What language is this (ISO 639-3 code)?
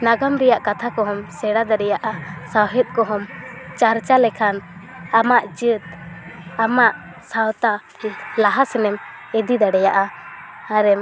sat